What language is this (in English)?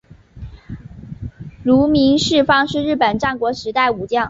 Chinese